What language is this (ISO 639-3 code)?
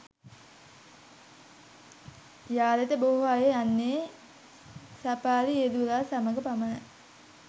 sin